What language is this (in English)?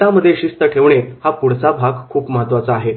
Marathi